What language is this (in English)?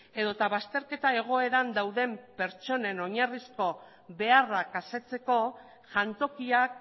Basque